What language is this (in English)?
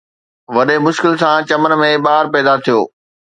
Sindhi